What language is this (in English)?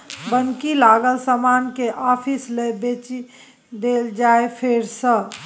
Maithili